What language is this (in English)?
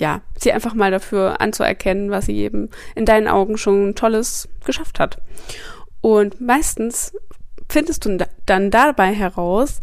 German